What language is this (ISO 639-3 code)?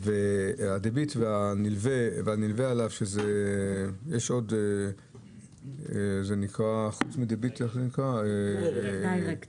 heb